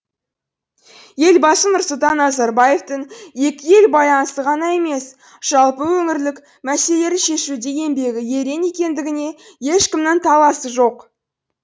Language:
Kazakh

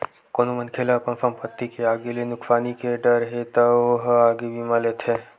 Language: Chhattisgarhi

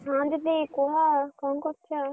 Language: Odia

